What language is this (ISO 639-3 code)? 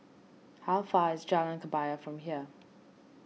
eng